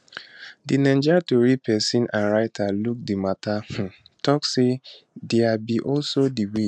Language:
Nigerian Pidgin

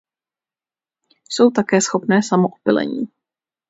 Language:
Czech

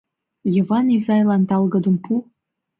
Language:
Mari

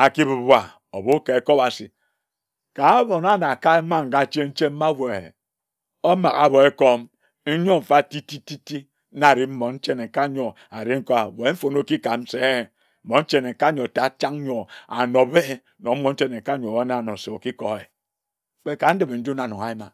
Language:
Ejagham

